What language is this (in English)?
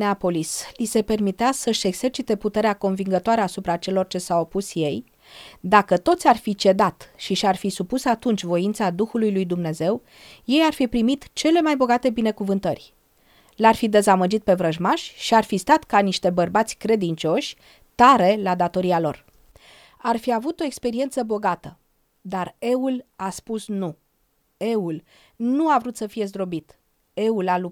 Romanian